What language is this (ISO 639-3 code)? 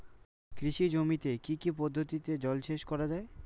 ben